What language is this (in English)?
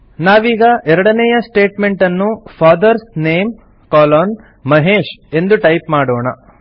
Kannada